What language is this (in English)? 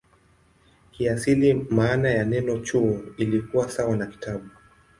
Swahili